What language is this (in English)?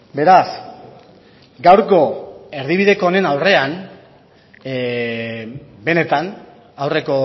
Basque